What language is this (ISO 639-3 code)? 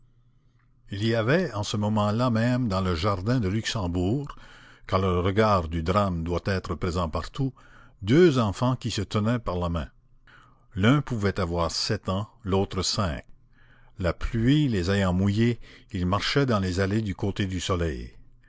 fra